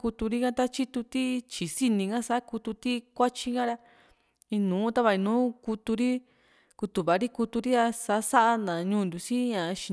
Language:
Juxtlahuaca Mixtec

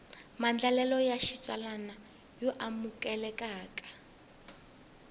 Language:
Tsonga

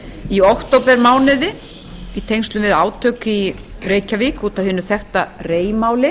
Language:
Icelandic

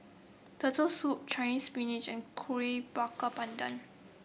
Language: English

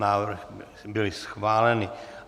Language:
Czech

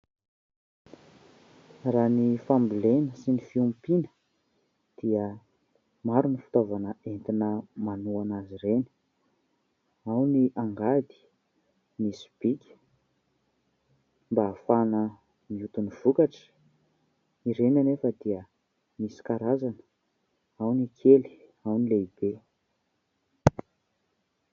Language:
Malagasy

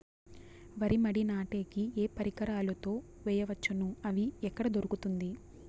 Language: Telugu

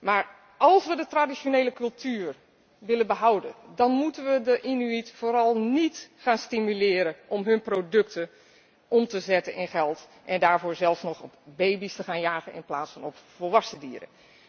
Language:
Dutch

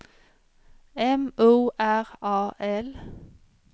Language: Swedish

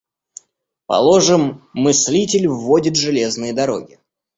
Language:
Russian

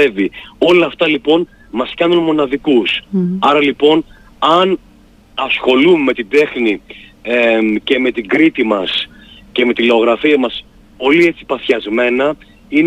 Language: Greek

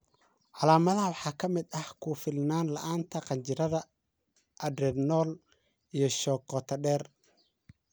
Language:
Somali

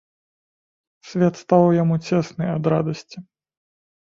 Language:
Belarusian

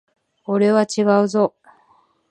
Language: Japanese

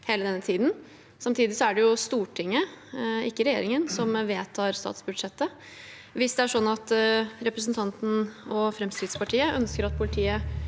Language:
Norwegian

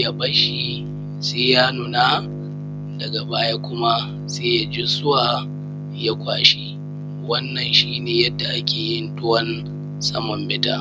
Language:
Hausa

